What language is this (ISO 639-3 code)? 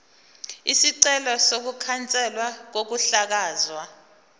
zul